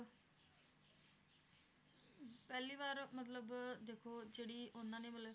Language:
Punjabi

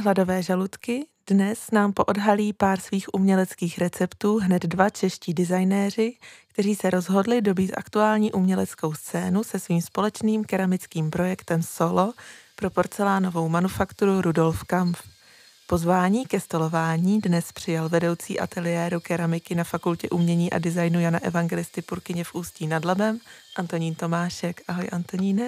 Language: Czech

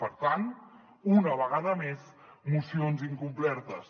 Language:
Catalan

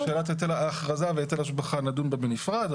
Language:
Hebrew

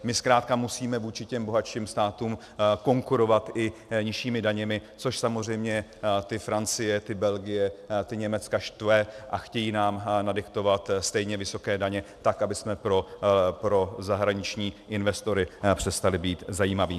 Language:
Czech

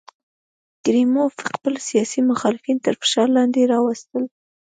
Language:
Pashto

